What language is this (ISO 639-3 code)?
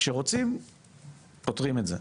heb